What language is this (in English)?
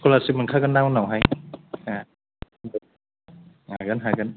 Bodo